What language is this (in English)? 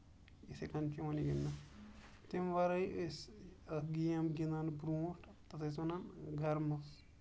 Kashmiri